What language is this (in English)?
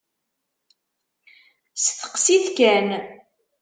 Kabyle